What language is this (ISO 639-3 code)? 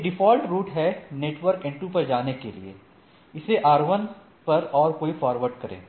hin